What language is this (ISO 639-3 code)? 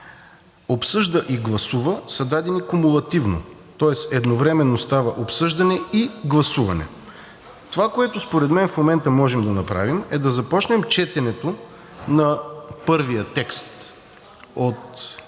bul